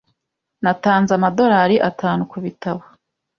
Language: Kinyarwanda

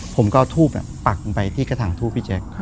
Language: Thai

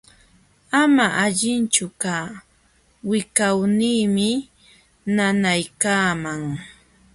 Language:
Jauja Wanca Quechua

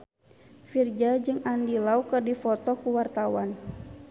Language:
Sundanese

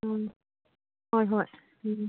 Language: Manipuri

